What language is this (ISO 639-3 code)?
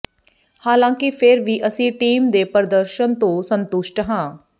pan